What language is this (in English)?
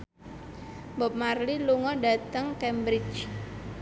Javanese